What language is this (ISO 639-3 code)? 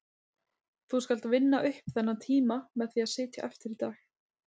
isl